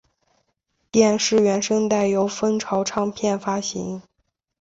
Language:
Chinese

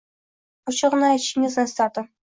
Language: Uzbek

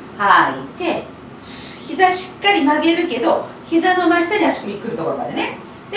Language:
Japanese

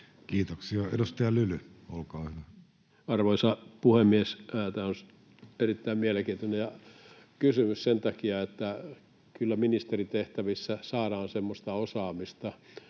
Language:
Finnish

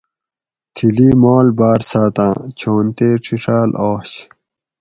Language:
Gawri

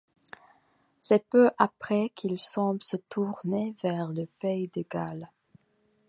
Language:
French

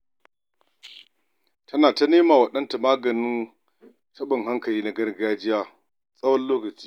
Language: Hausa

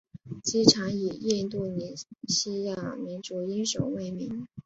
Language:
Chinese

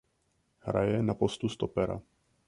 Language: Czech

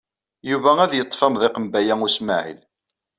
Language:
Kabyle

